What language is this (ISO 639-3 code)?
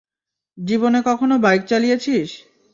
ben